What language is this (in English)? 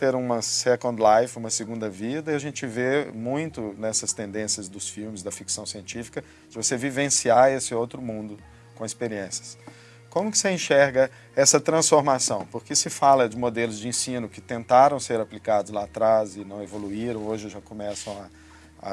Portuguese